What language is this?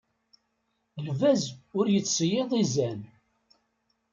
Kabyle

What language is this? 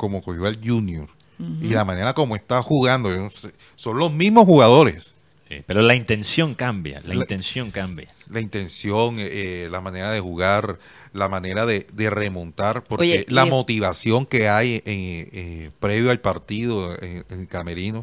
Spanish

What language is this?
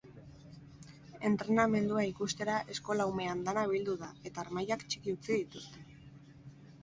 Basque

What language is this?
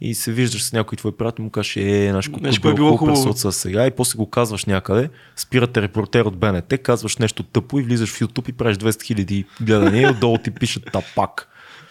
Bulgarian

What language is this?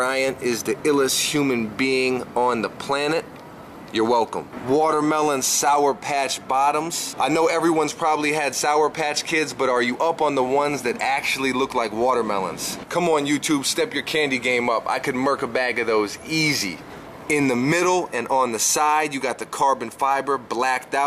English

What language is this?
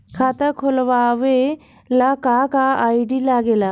Bhojpuri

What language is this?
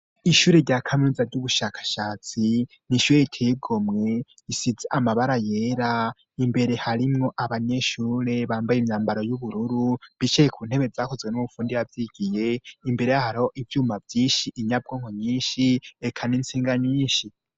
Rundi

